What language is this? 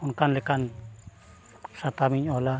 Santali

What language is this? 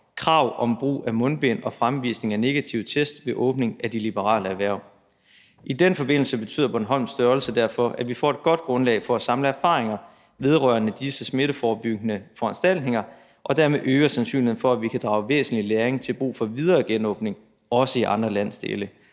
Danish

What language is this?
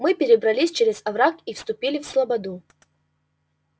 Russian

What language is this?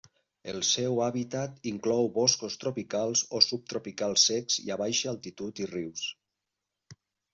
Catalan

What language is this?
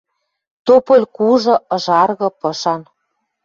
Western Mari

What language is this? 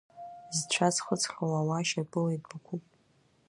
Abkhazian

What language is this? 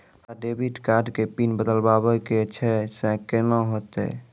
Maithili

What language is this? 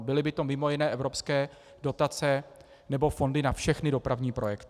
Czech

